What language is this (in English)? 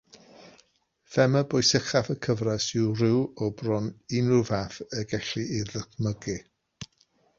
Welsh